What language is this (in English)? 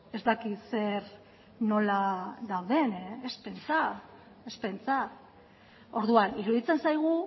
Basque